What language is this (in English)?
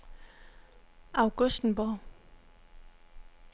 Danish